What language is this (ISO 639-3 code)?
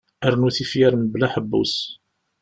kab